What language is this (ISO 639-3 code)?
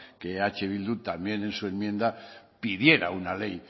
spa